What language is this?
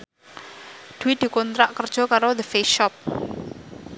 Javanese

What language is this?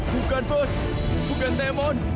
Indonesian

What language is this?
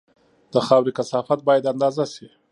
Pashto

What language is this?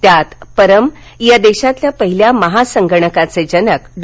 Marathi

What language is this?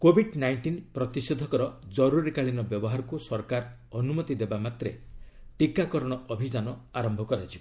Odia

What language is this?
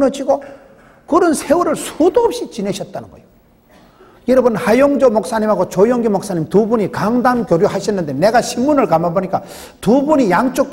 Korean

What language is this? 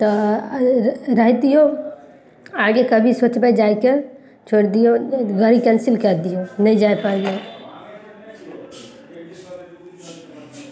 Maithili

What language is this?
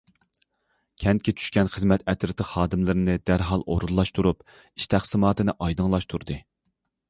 Uyghur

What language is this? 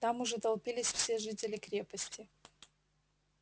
Russian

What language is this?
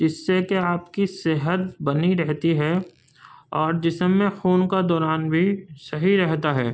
Urdu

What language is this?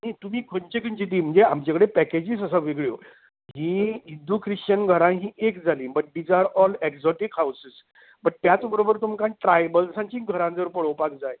Konkani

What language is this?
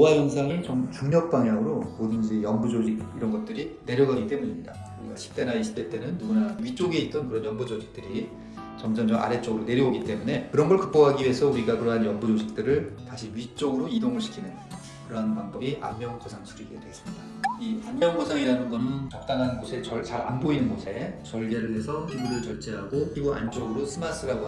Korean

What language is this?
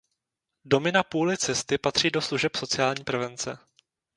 Czech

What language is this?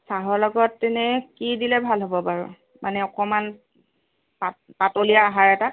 Assamese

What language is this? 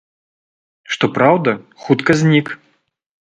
Belarusian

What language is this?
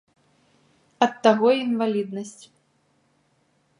Belarusian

